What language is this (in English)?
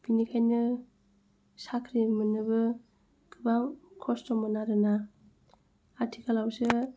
Bodo